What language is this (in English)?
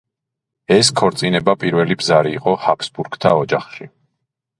Georgian